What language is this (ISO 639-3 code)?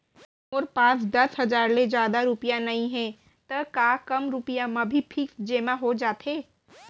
hne